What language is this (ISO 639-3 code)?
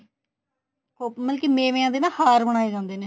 pan